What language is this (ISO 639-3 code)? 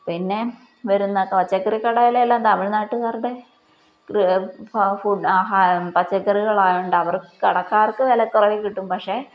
mal